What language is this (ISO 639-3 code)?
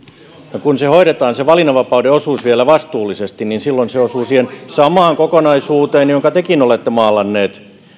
fin